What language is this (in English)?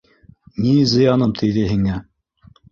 Bashkir